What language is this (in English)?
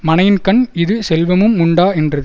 Tamil